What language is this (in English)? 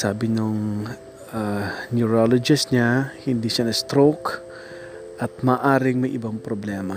Filipino